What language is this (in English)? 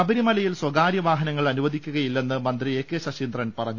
Malayalam